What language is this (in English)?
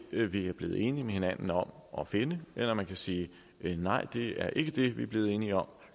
Danish